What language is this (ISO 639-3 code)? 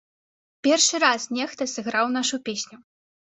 bel